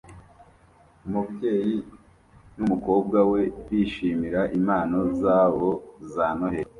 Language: Kinyarwanda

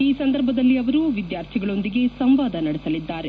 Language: Kannada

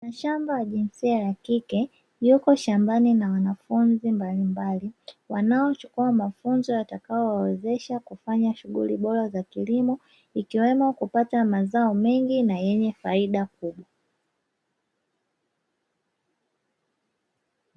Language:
Swahili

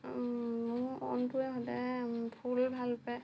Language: Assamese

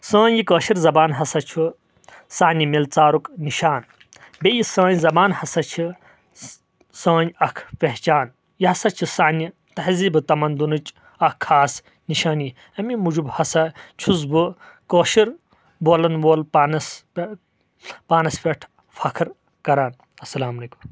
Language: Kashmiri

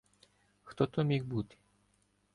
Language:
Ukrainian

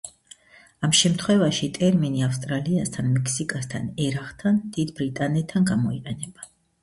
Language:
Georgian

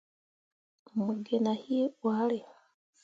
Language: Mundang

